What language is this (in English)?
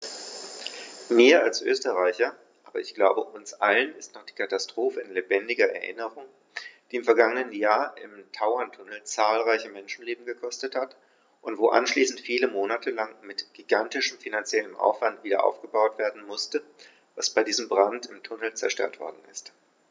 German